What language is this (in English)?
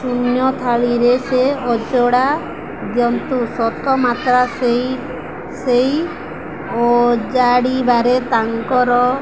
Odia